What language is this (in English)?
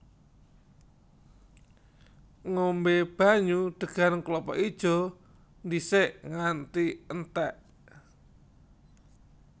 Javanese